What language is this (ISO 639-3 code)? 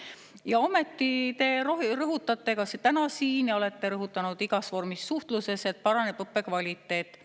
est